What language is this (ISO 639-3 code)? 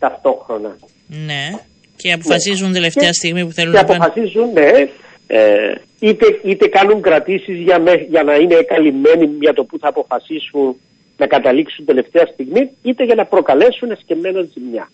ell